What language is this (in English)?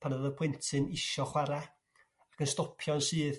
Welsh